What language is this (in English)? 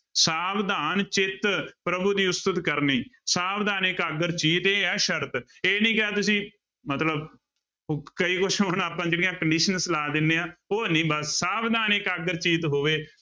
Punjabi